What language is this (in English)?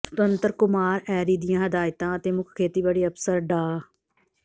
Punjabi